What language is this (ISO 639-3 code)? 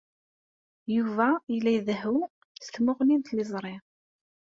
kab